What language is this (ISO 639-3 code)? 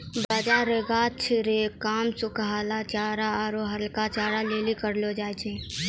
mai